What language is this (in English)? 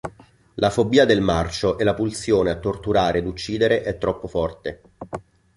Italian